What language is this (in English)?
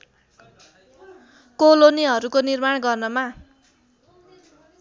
Nepali